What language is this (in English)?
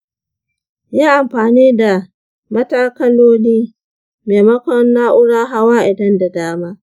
Hausa